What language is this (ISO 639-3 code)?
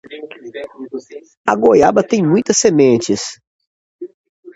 por